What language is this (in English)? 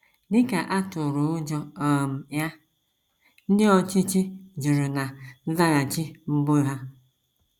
Igbo